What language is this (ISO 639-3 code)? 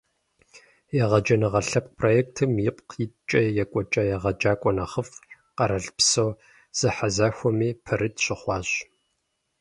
kbd